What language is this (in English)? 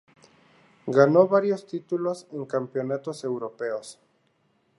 Spanish